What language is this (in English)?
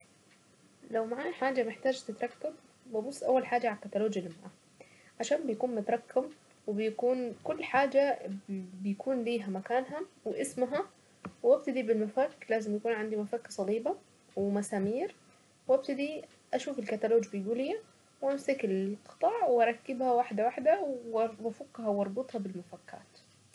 Saidi Arabic